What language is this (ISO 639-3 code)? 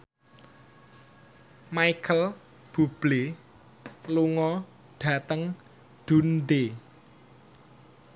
jav